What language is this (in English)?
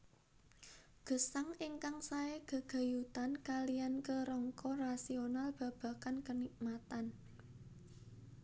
Javanese